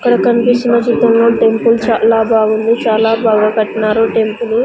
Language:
Telugu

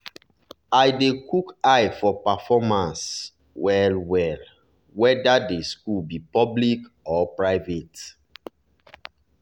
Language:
Nigerian Pidgin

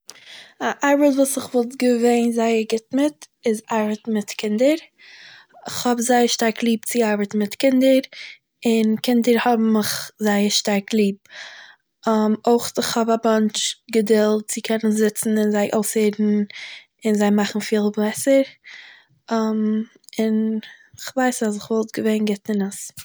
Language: Yiddish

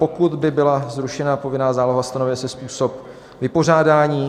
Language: Czech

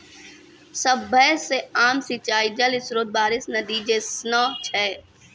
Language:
Maithili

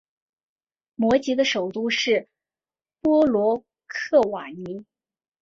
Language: Chinese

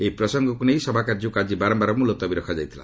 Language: Odia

